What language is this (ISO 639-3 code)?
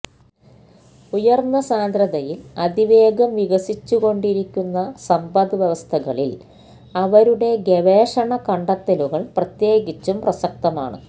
mal